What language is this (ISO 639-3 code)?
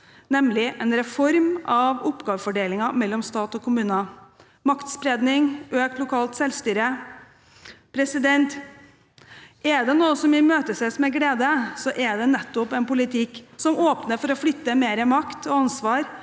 nor